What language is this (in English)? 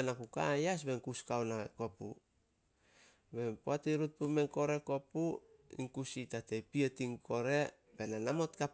Solos